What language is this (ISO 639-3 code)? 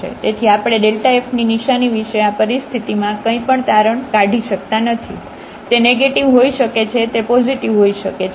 guj